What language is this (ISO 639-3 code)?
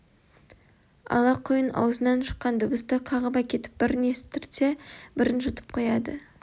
kaz